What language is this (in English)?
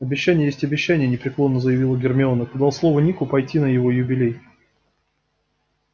Russian